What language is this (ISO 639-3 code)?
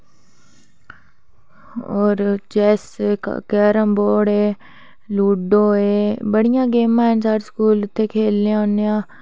doi